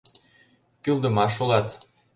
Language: Mari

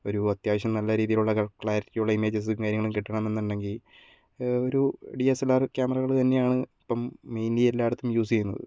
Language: Malayalam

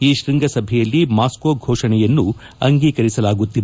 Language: Kannada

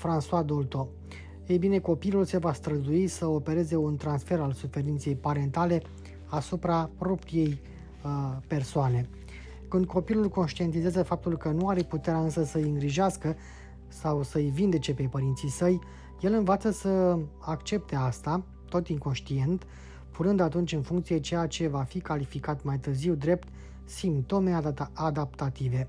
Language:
Romanian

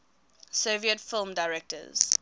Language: English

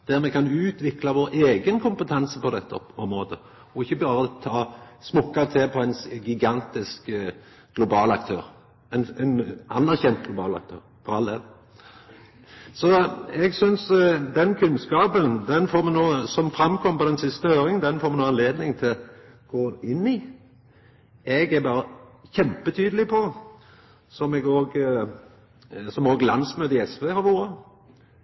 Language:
Norwegian Nynorsk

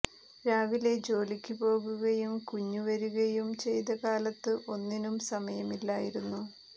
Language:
Malayalam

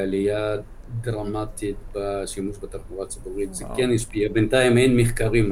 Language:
Hebrew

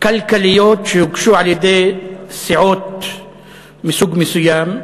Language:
Hebrew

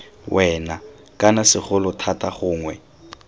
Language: Tswana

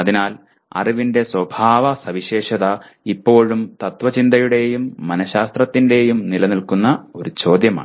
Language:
Malayalam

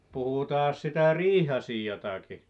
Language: Finnish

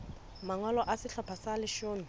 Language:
Southern Sotho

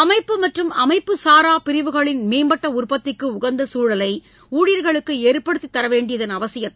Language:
Tamil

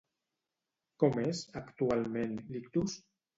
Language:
Catalan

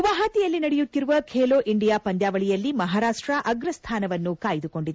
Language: Kannada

